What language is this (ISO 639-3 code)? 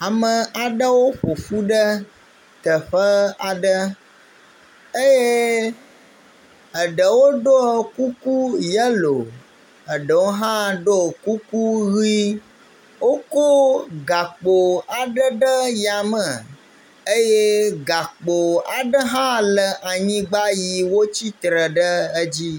ewe